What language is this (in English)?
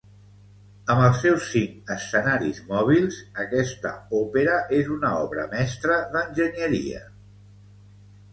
Catalan